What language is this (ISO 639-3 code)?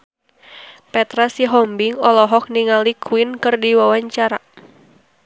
sun